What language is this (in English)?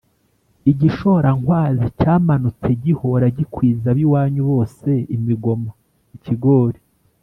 Kinyarwanda